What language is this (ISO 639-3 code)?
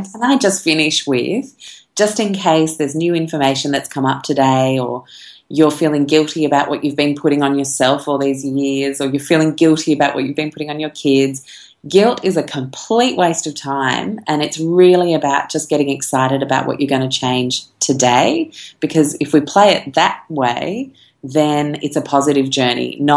eng